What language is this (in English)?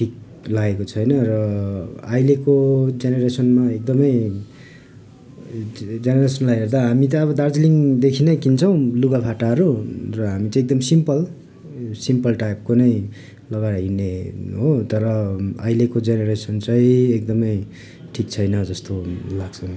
Nepali